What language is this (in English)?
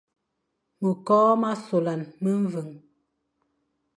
Fang